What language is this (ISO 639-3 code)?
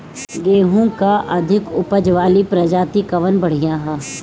bho